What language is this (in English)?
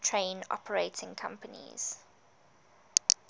English